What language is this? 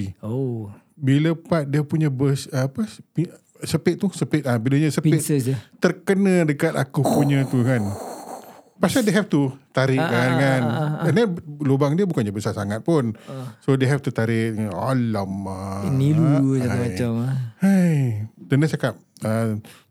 Malay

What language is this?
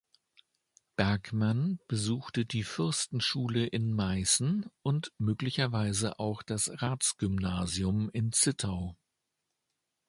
German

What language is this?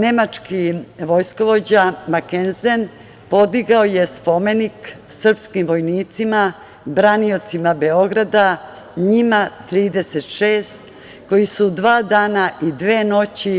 Serbian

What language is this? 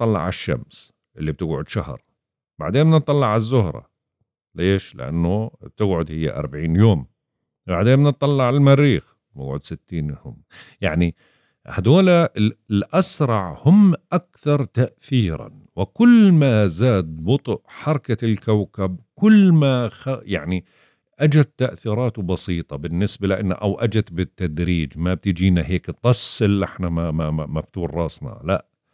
Arabic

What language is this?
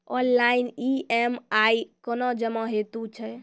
Maithili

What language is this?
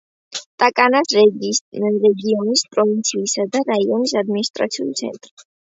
Georgian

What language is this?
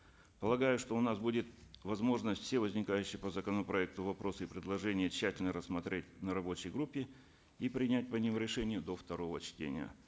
Kazakh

